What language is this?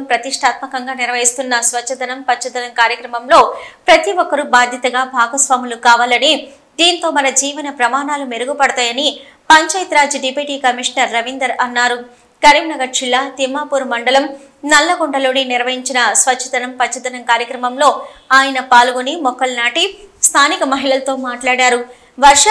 Telugu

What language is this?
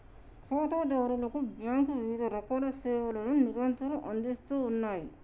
Telugu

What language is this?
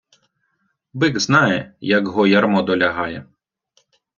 Ukrainian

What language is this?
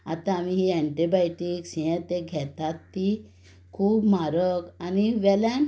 Konkani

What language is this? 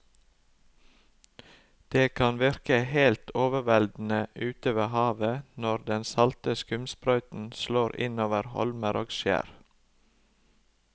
Norwegian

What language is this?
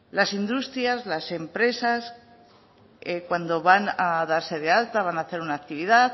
Spanish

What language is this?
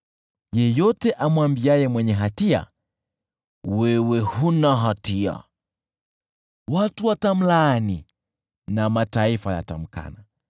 Swahili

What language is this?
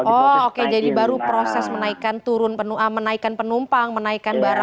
Indonesian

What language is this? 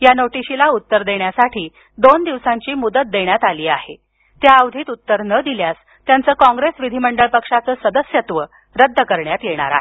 Marathi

